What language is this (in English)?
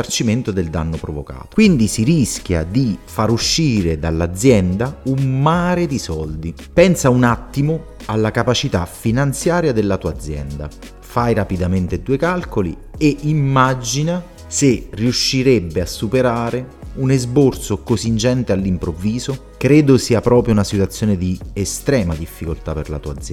Italian